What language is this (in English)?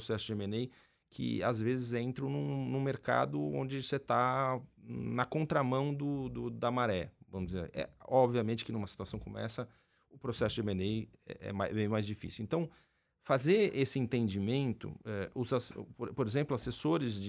Portuguese